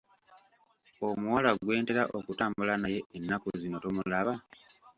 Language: Ganda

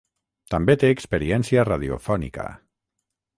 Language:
Catalan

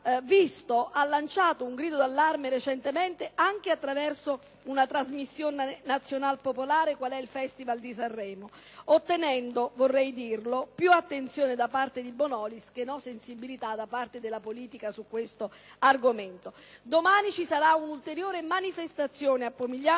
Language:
Italian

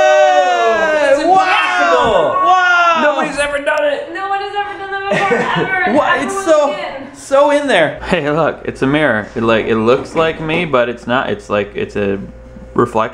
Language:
English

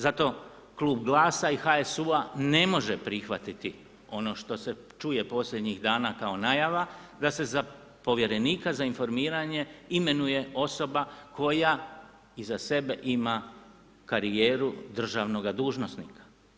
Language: Croatian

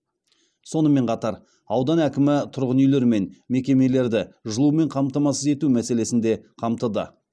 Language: Kazakh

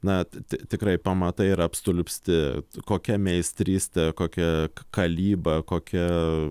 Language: Lithuanian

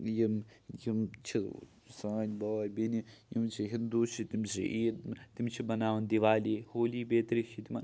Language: Kashmiri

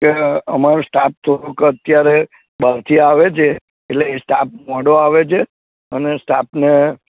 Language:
Gujarati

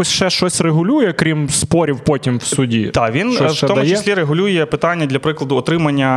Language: Ukrainian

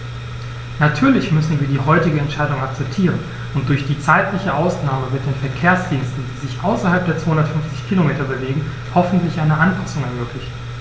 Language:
German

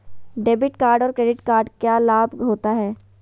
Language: Magahi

